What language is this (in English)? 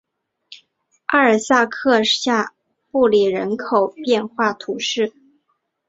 Chinese